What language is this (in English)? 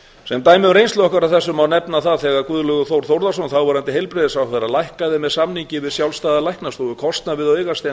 Icelandic